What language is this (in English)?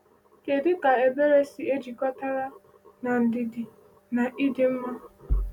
Igbo